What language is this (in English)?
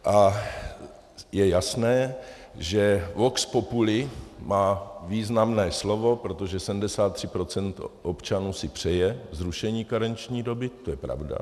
Czech